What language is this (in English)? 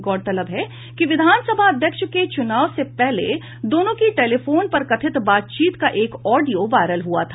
Hindi